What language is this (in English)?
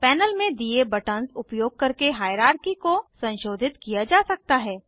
Hindi